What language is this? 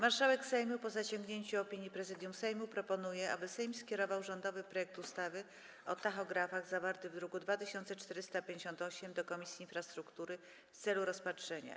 Polish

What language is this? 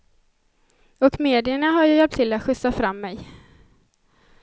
Swedish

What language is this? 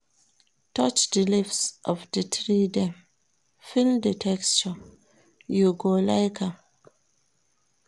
Nigerian Pidgin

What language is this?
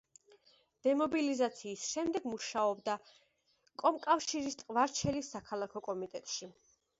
Georgian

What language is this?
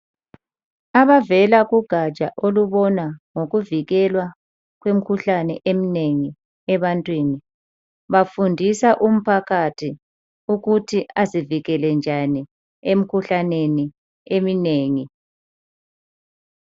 North Ndebele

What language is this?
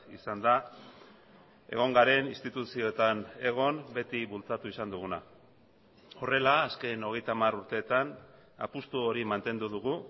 Basque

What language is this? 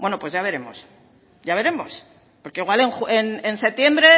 Spanish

